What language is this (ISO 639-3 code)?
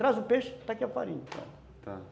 por